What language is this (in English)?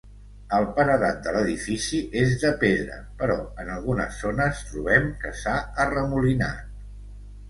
Catalan